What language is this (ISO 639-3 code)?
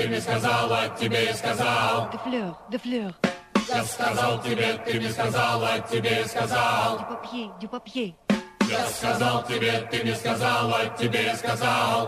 rus